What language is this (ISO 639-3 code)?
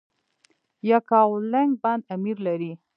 pus